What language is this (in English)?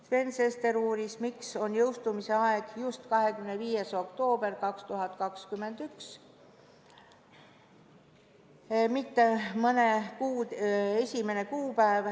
Estonian